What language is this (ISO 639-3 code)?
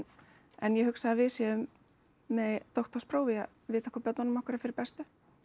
isl